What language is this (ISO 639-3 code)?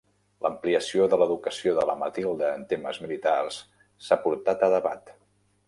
cat